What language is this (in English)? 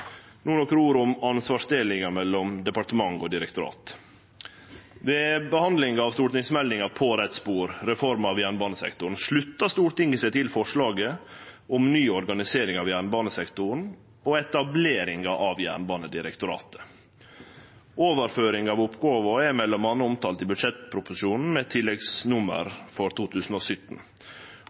Norwegian Nynorsk